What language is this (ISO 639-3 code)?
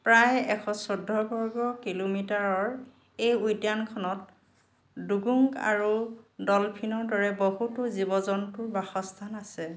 asm